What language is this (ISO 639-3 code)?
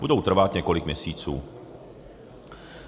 ces